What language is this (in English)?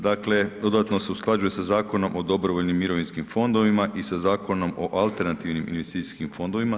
Croatian